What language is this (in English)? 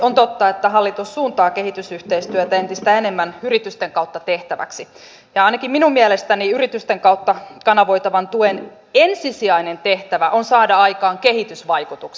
Finnish